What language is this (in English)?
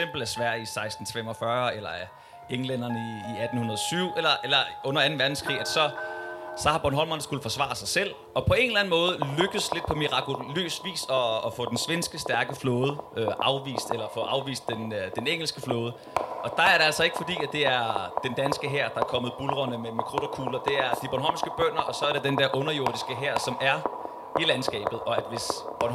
Danish